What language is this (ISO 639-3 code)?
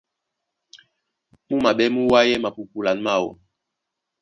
dua